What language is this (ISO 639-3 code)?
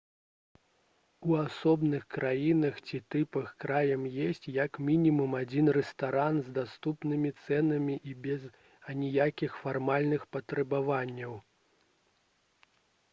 bel